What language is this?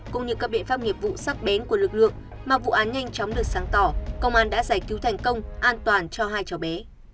Vietnamese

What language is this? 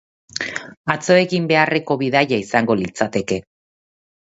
Basque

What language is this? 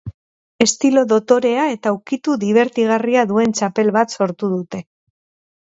Basque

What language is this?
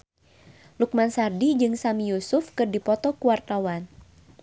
Sundanese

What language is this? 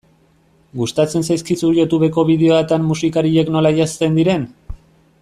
Basque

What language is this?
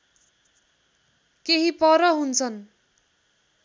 Nepali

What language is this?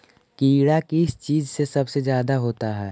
Magahi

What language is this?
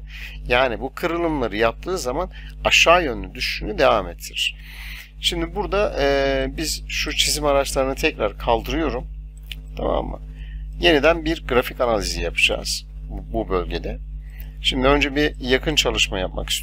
Turkish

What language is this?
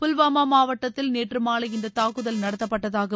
Tamil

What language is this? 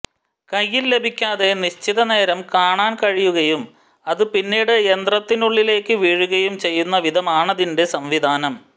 Malayalam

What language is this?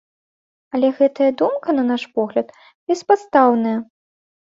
Belarusian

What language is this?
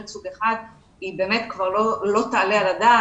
Hebrew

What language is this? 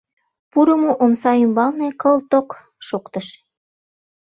Mari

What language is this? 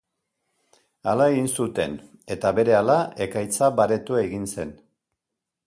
Basque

